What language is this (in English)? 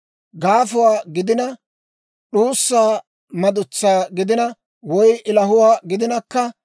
Dawro